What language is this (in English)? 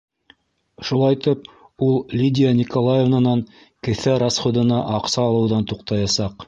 Bashkir